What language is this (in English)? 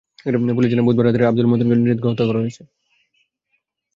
Bangla